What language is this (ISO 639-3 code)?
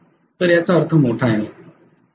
mar